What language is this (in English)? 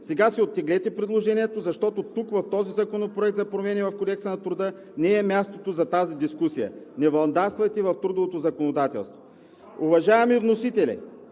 Bulgarian